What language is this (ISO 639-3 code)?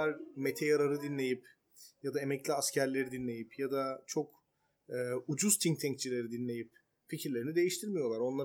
tur